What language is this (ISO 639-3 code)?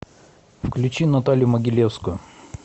rus